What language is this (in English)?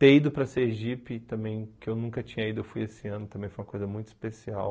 Portuguese